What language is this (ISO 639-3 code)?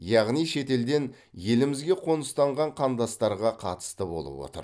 kaz